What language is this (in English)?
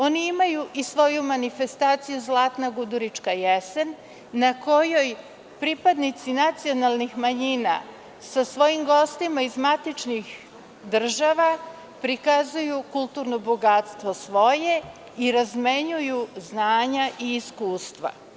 Serbian